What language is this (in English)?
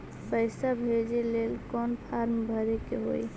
Magahi